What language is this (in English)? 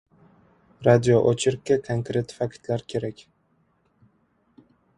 Uzbek